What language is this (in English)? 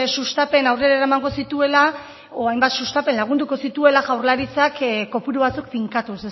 Basque